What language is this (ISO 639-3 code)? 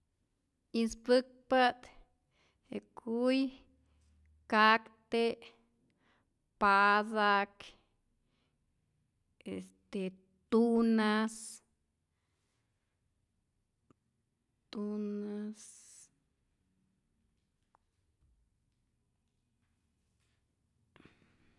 zor